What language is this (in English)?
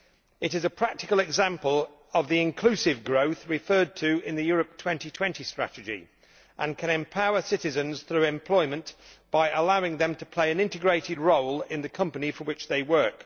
English